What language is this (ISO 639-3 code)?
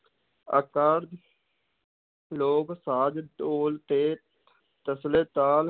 pan